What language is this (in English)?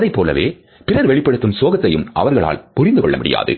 Tamil